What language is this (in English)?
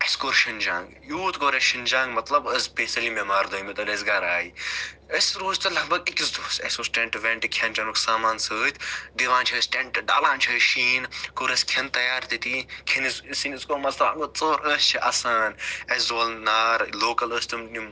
Kashmiri